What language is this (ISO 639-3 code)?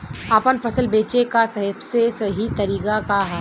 bho